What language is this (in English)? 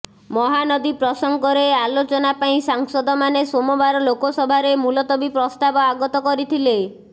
Odia